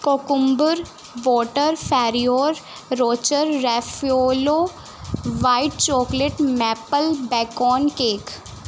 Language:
Punjabi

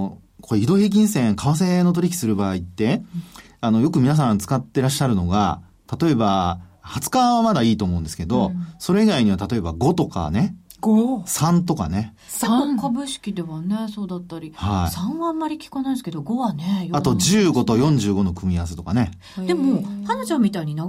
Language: Japanese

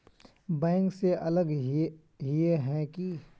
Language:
Magahi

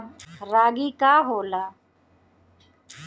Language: Bhojpuri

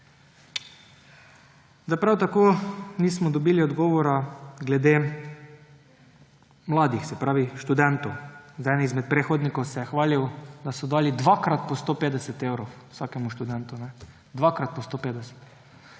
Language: Slovenian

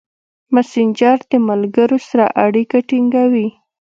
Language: Pashto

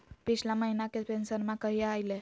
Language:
Magahi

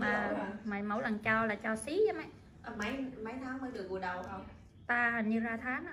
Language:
Vietnamese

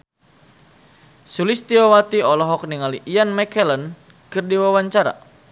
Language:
Sundanese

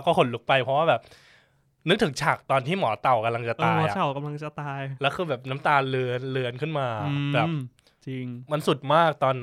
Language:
Thai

